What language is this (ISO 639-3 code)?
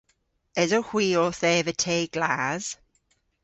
cor